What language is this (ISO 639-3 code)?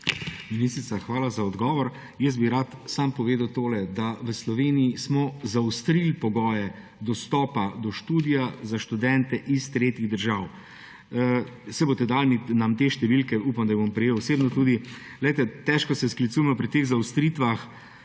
slv